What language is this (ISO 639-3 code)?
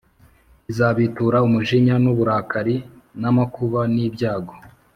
kin